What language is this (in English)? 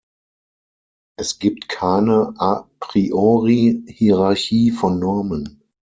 German